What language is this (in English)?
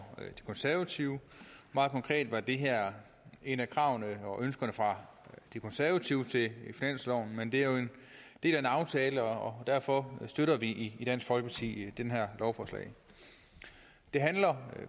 Danish